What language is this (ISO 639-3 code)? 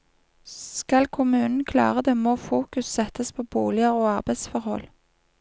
nor